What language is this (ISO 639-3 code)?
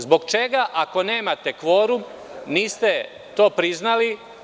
srp